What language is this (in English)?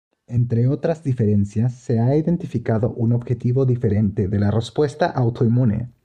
Spanish